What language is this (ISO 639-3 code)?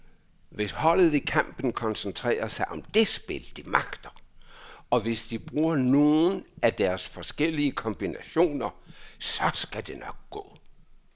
dan